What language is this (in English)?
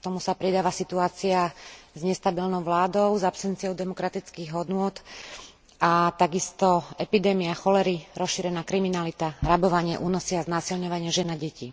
Slovak